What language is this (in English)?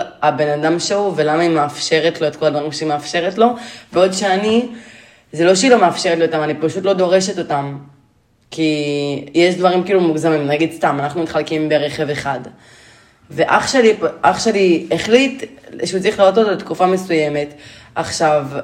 Hebrew